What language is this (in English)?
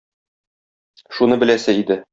Tatar